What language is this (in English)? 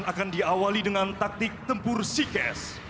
Indonesian